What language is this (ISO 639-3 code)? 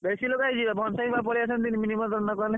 ori